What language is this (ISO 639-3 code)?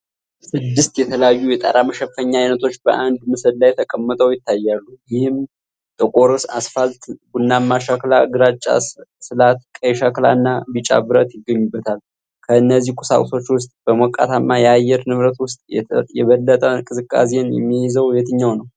amh